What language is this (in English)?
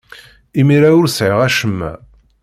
Kabyle